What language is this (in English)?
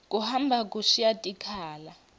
Swati